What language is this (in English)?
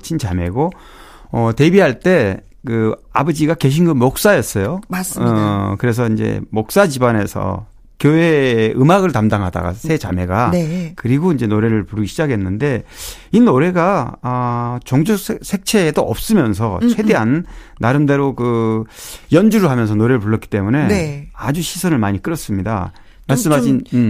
Korean